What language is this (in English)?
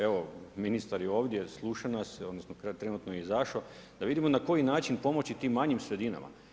Croatian